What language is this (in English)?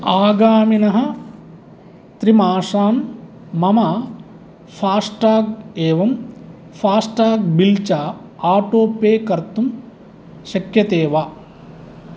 Sanskrit